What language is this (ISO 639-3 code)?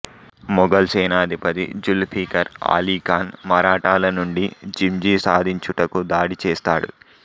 tel